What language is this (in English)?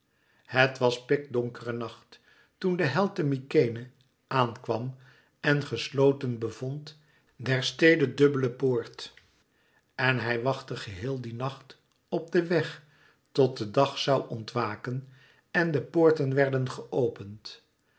Dutch